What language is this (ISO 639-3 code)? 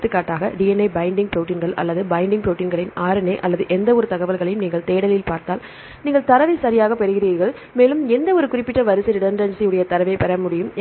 tam